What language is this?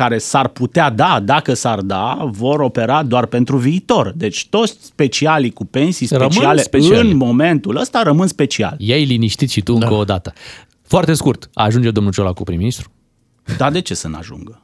Romanian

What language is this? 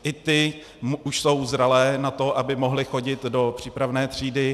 Czech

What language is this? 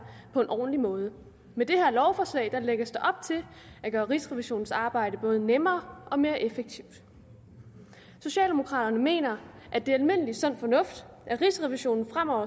Danish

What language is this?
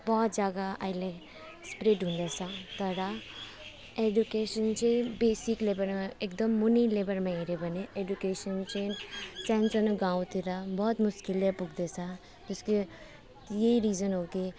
Nepali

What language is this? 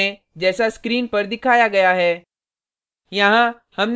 Hindi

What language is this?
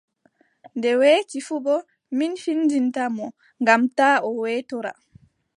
Adamawa Fulfulde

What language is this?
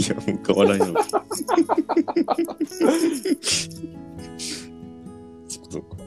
Japanese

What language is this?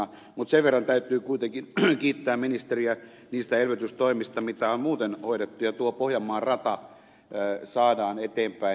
Finnish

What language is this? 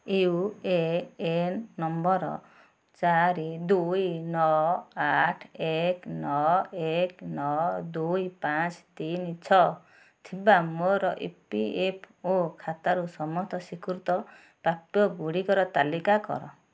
Odia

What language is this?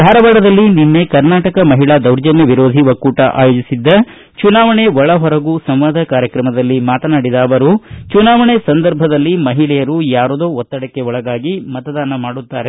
Kannada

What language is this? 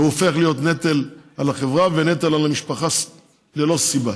Hebrew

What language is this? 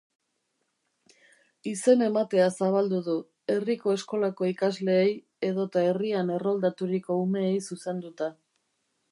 Basque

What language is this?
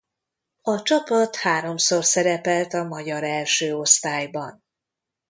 Hungarian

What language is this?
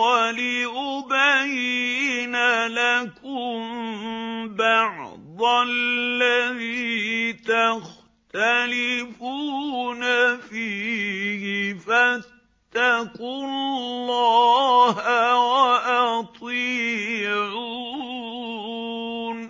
Arabic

